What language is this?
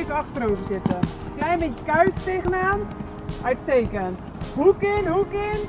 Dutch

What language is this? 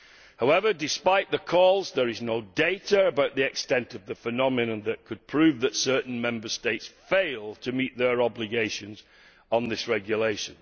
English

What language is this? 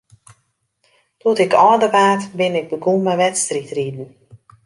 Western Frisian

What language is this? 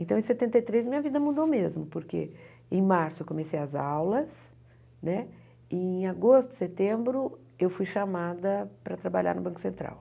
Portuguese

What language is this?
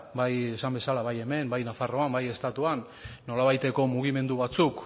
Basque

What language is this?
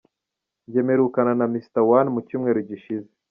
Kinyarwanda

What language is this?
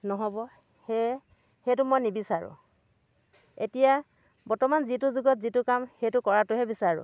Assamese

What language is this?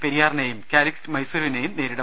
Malayalam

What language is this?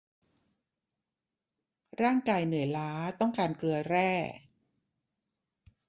Thai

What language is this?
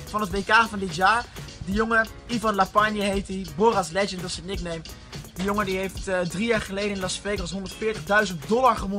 Dutch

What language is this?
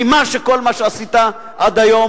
Hebrew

